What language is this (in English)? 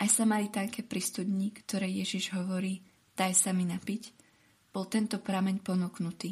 Slovak